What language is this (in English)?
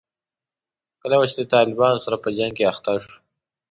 Pashto